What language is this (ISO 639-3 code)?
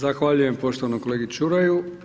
hrv